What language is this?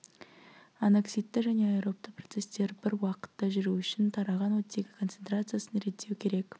Kazakh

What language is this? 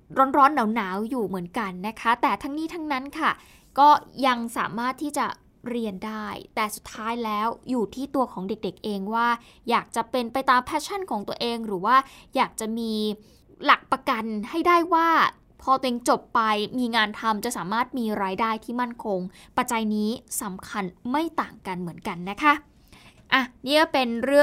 Thai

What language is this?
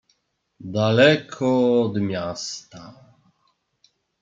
Polish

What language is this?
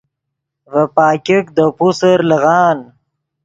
Yidgha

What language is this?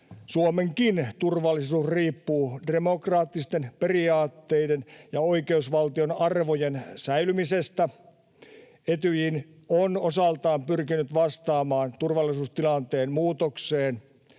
Finnish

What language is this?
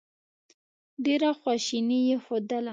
Pashto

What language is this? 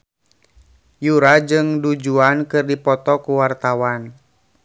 Sundanese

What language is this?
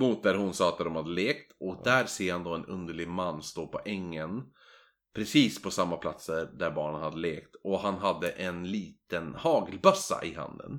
Swedish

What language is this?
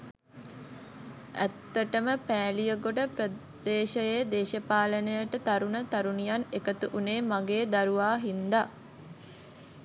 Sinhala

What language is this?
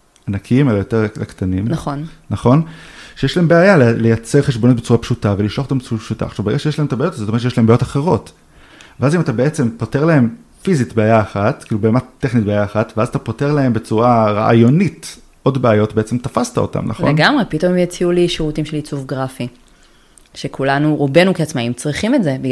Hebrew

